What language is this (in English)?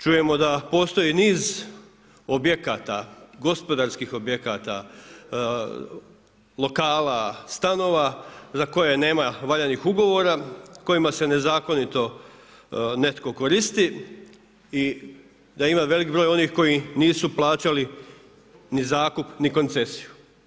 Croatian